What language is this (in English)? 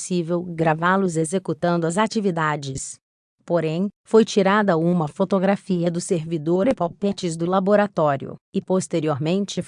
Portuguese